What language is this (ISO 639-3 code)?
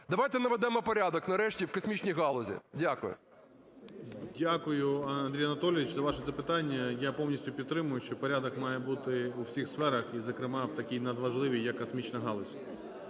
ukr